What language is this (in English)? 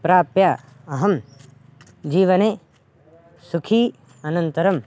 Sanskrit